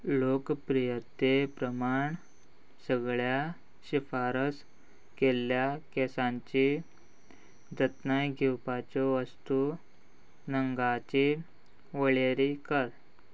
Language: Konkani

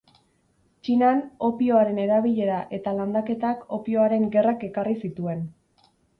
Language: Basque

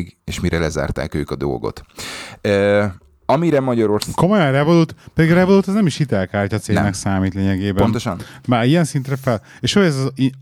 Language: Hungarian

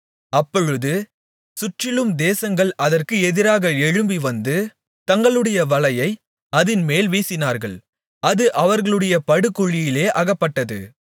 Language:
Tamil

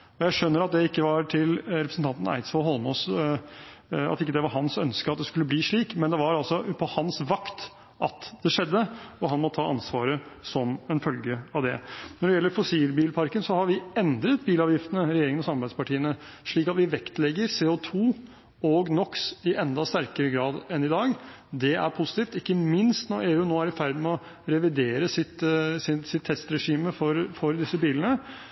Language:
Norwegian Bokmål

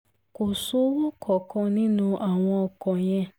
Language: Yoruba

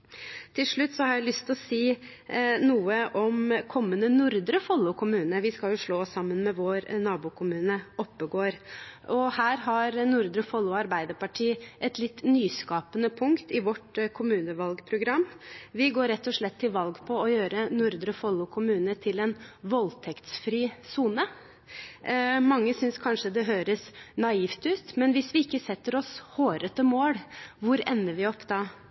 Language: Norwegian Bokmål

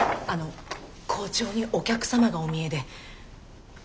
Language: Japanese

